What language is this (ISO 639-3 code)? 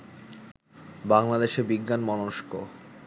ben